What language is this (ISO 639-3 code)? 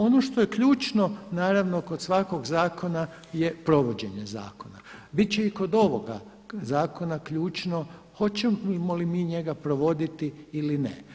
hrv